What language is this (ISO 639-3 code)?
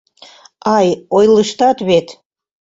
chm